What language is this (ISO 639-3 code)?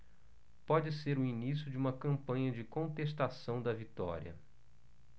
por